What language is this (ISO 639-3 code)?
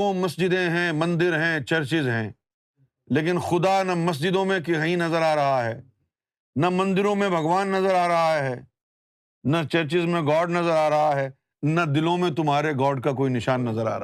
urd